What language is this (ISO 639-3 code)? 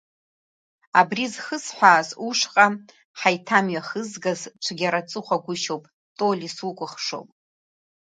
abk